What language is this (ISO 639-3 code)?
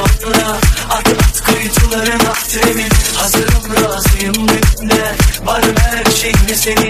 tur